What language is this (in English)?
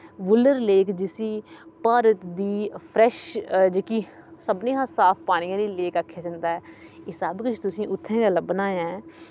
Dogri